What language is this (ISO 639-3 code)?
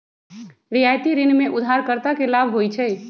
mag